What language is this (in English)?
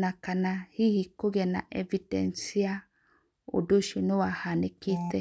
Kikuyu